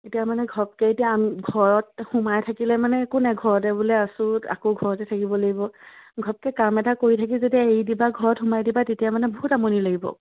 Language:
Assamese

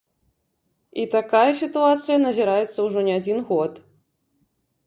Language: Belarusian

